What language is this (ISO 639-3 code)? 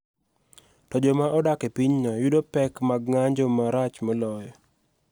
luo